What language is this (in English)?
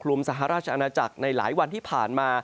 Thai